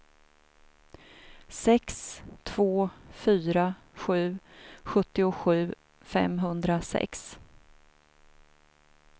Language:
Swedish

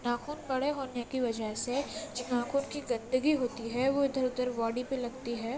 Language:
Urdu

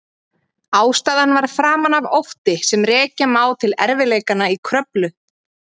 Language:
Icelandic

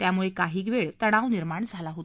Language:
Marathi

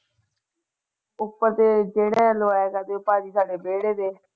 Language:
Punjabi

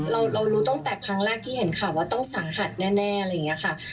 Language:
Thai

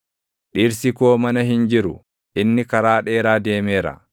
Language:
Oromo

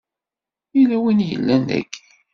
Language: Kabyle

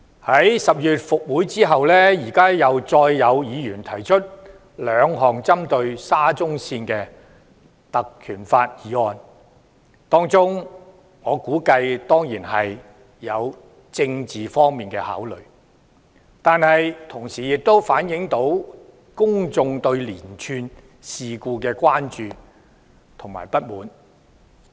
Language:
Cantonese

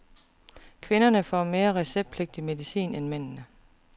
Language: Danish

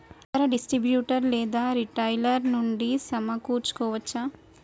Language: Telugu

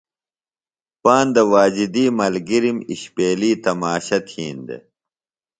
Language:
Phalura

